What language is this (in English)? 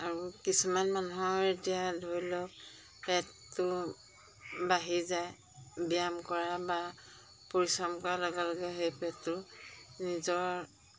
Assamese